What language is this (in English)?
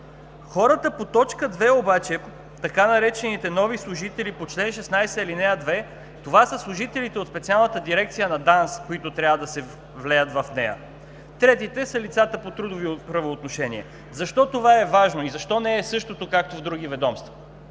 Bulgarian